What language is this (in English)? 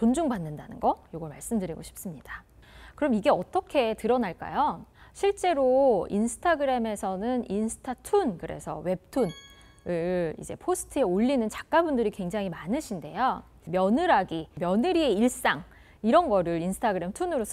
Korean